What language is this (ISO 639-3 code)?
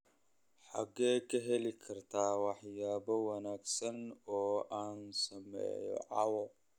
som